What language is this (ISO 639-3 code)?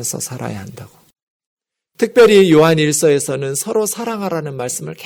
kor